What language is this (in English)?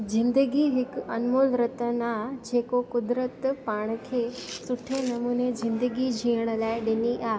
Sindhi